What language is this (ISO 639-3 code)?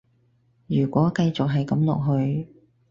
yue